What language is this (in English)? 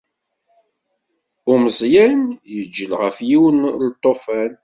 Kabyle